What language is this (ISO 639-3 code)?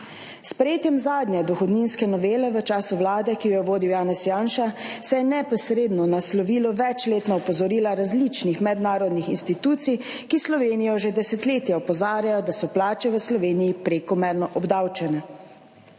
slv